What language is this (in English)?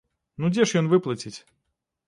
Belarusian